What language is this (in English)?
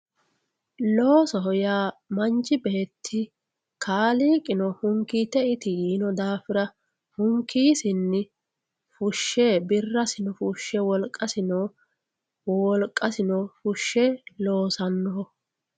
Sidamo